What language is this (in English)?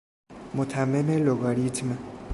Persian